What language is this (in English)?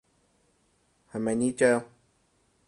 Cantonese